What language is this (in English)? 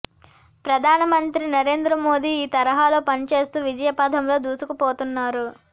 Telugu